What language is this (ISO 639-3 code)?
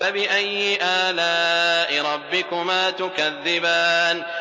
ara